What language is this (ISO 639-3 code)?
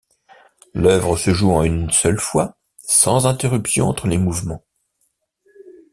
fra